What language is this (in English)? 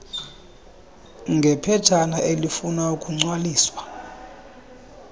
Xhosa